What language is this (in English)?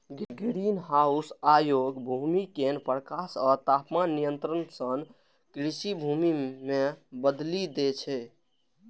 Maithili